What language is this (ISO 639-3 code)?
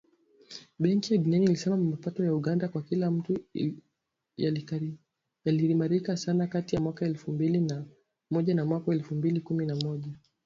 swa